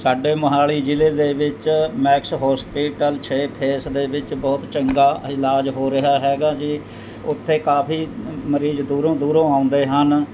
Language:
Punjabi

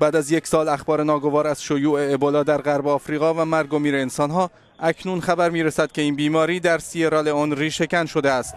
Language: Persian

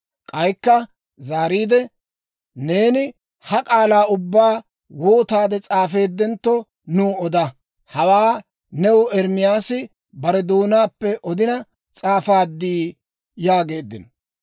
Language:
Dawro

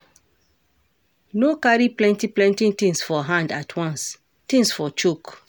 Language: Nigerian Pidgin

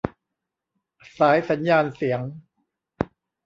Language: Thai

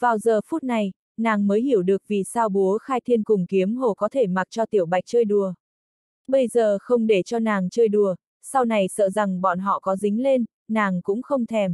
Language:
Vietnamese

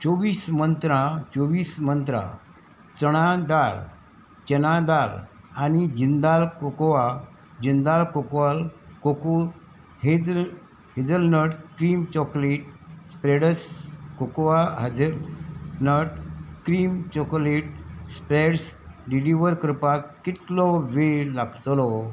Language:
Konkani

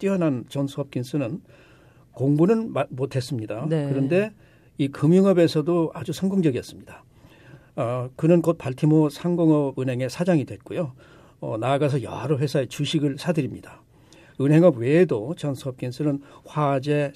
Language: Korean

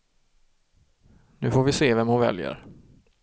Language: Swedish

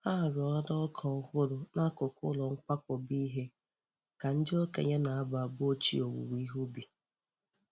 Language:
Igbo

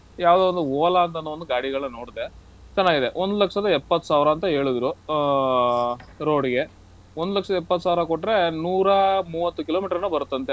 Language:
Kannada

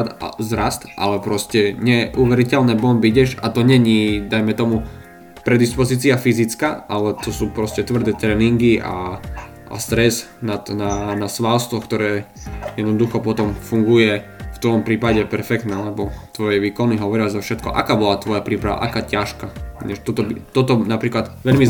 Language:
Slovak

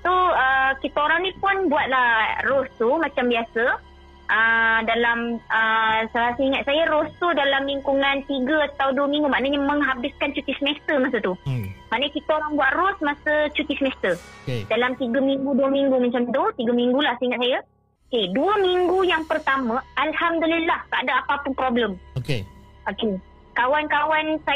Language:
Malay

